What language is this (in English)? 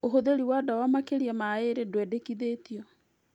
Kikuyu